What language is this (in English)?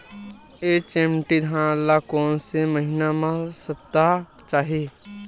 Chhattisgarhi